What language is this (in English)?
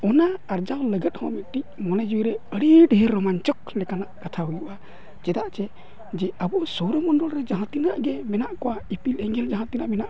Santali